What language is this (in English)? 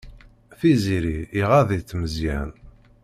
Kabyle